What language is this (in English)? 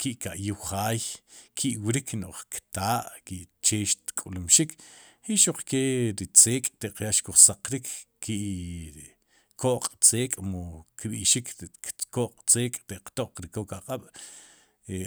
Sipacapense